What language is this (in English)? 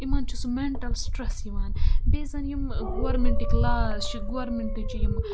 Kashmiri